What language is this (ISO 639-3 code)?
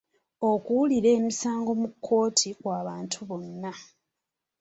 lug